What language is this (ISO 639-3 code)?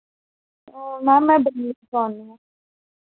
doi